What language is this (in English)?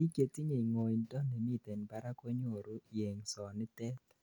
Kalenjin